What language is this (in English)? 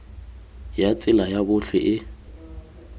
Tswana